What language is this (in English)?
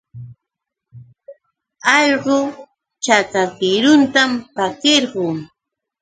Yauyos Quechua